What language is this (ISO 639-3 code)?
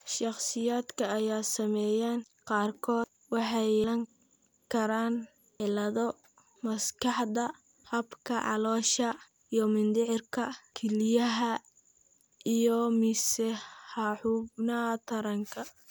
som